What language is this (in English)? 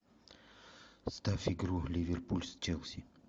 Russian